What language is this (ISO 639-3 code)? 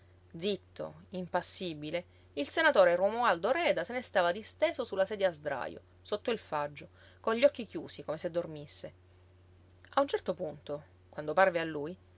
ita